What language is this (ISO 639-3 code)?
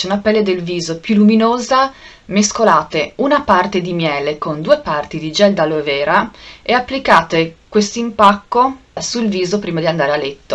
ita